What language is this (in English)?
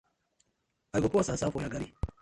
Nigerian Pidgin